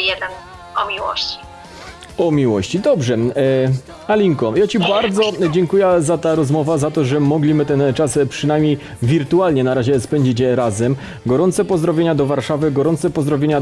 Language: Polish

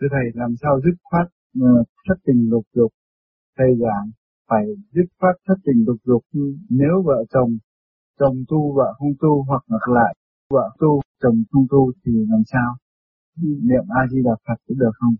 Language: Vietnamese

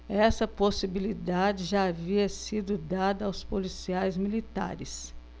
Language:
Portuguese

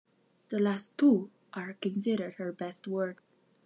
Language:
English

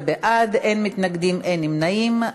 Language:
Hebrew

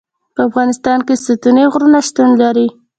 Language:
Pashto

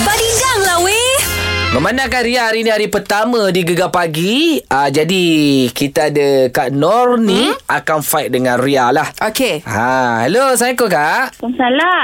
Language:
Malay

